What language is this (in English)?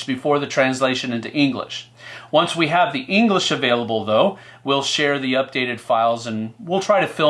English